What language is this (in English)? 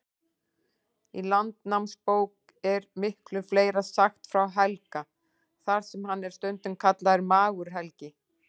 Icelandic